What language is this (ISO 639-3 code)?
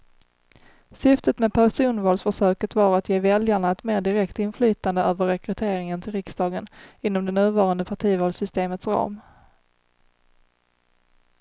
swe